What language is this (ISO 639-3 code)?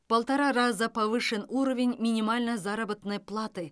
kaz